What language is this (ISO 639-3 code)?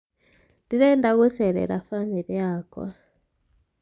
kik